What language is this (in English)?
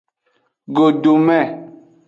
Aja (Benin)